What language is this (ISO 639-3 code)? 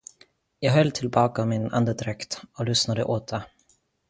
swe